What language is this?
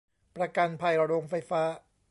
Thai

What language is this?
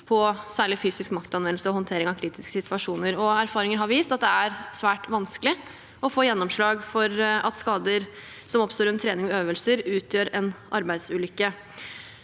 Norwegian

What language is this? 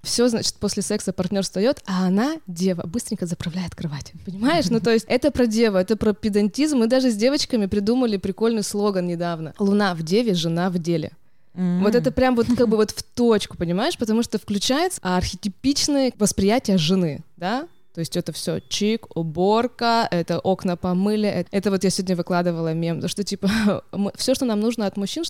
Russian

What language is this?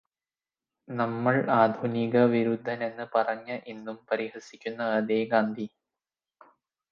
Malayalam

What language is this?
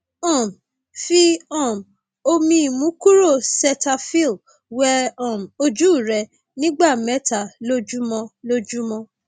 Yoruba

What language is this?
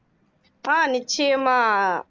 Tamil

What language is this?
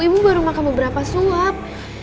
Indonesian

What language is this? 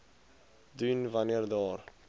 Afrikaans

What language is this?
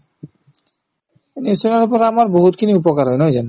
Assamese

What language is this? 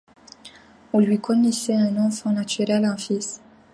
French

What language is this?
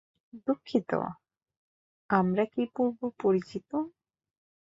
Bangla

